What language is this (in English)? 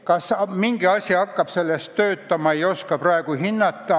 Estonian